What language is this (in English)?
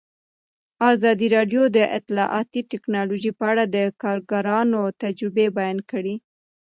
Pashto